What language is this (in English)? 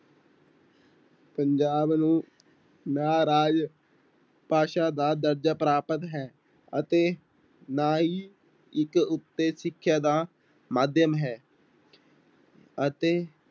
Punjabi